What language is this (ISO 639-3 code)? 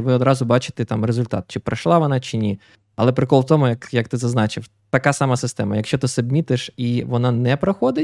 ukr